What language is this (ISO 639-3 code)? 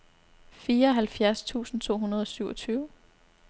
dan